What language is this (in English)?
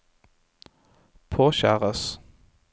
Norwegian